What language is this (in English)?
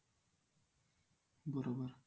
Marathi